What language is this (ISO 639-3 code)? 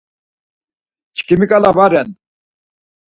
lzz